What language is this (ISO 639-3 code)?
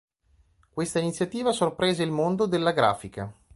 ita